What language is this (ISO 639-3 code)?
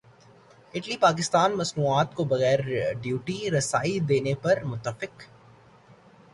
urd